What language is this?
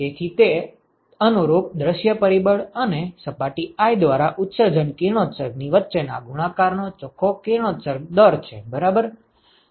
Gujarati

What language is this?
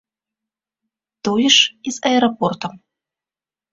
Belarusian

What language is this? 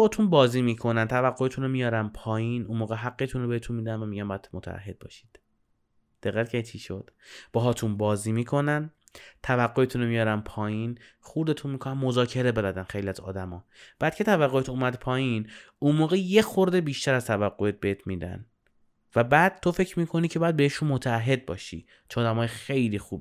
Persian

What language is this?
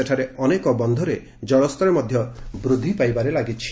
Odia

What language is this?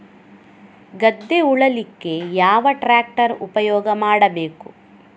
Kannada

